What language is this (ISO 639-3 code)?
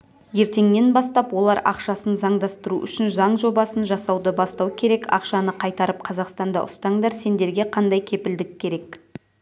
kaz